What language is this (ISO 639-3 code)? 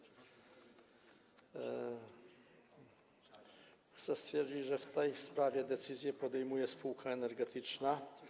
pol